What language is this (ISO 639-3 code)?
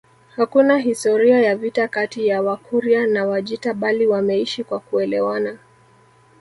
swa